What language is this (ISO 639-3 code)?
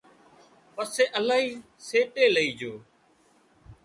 kxp